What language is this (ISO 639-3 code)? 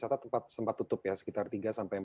ind